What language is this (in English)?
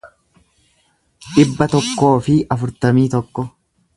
Oromo